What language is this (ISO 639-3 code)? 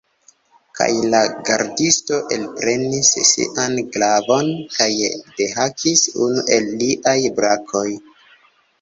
epo